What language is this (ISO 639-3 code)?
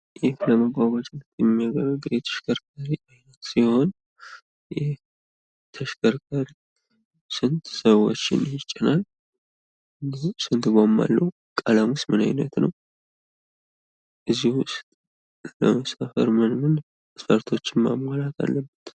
amh